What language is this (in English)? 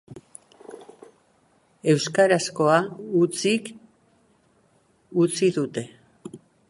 Basque